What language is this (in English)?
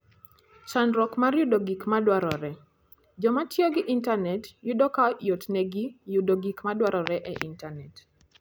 Luo (Kenya and Tanzania)